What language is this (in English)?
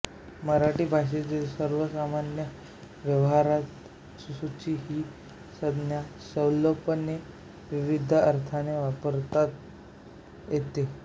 Marathi